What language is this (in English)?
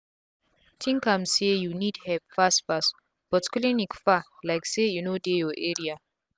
Nigerian Pidgin